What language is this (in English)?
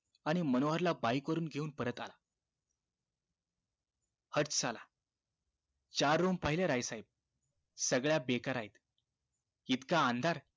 Marathi